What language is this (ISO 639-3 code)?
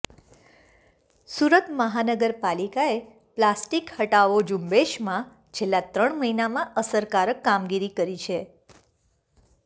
guj